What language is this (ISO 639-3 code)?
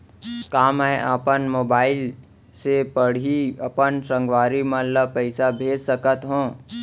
hne